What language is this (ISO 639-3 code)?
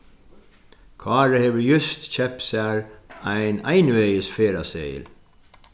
fao